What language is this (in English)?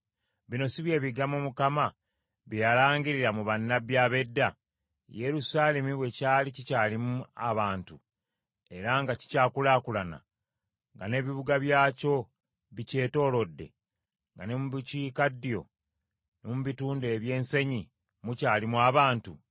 Ganda